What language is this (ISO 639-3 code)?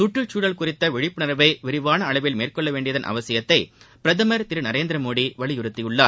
tam